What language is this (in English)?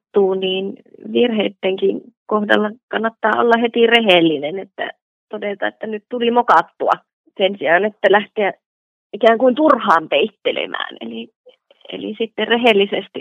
Finnish